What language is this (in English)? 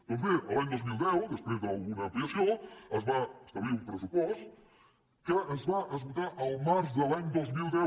Catalan